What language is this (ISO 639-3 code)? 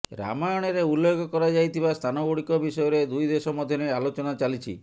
ori